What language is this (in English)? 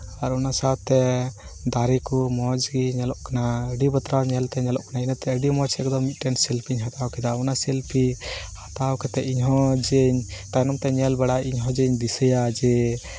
Santali